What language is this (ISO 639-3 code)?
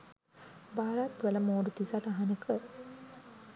sin